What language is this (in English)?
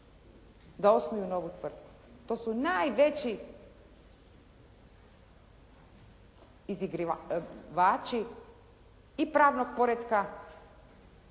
Croatian